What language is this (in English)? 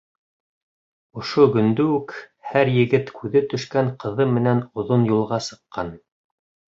Bashkir